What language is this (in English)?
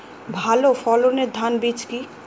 Bangla